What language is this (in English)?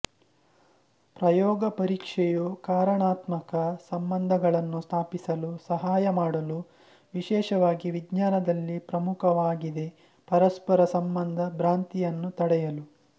Kannada